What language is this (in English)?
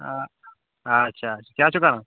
Kashmiri